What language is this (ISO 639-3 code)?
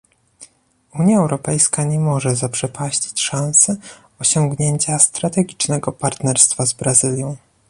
pol